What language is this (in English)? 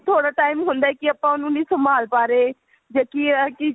Punjabi